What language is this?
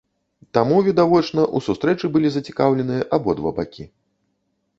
Belarusian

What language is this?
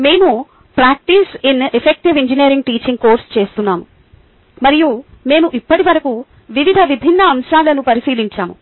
Telugu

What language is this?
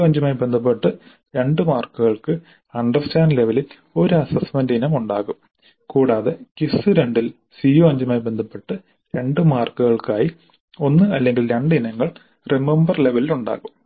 Malayalam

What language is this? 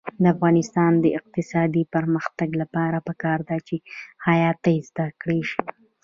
Pashto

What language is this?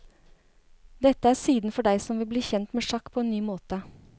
Norwegian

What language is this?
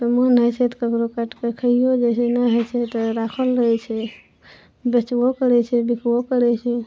Maithili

